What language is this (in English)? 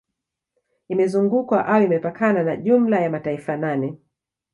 Swahili